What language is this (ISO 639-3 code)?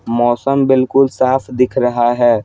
hin